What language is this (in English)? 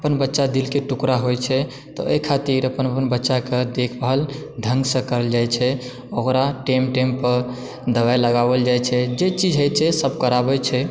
Maithili